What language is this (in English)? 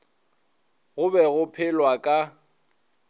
Northern Sotho